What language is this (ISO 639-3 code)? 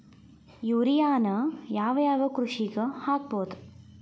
kan